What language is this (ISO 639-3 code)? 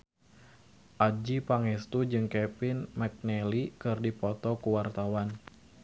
sun